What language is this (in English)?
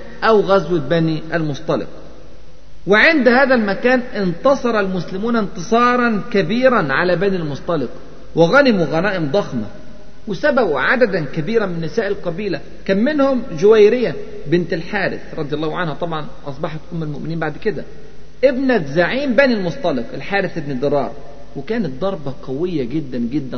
Arabic